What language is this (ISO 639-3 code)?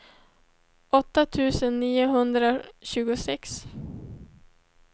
swe